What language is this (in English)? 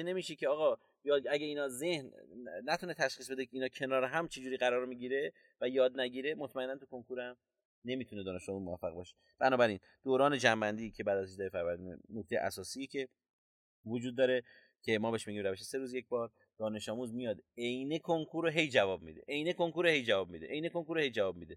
Persian